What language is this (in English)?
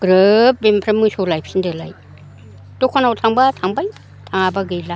Bodo